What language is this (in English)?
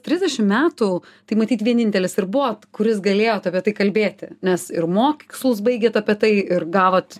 Lithuanian